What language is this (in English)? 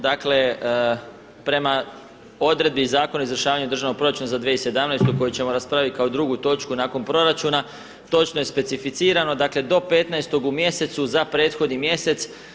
Croatian